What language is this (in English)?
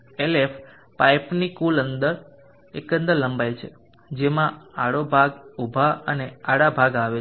Gujarati